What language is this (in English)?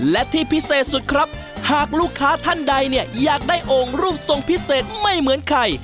Thai